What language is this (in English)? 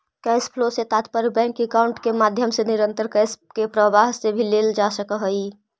Magahi